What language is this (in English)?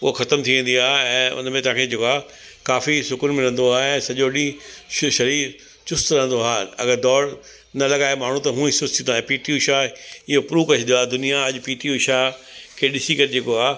Sindhi